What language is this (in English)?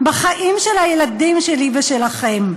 Hebrew